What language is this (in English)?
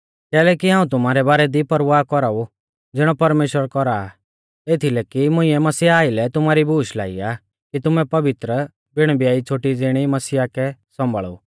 Mahasu Pahari